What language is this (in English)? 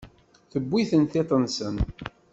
Kabyle